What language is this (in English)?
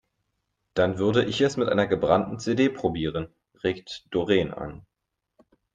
German